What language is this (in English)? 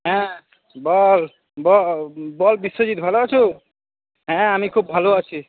Bangla